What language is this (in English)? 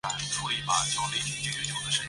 Chinese